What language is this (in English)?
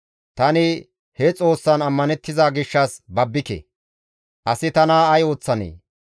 Gamo